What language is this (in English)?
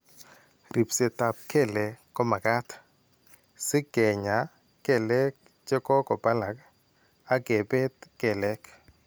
Kalenjin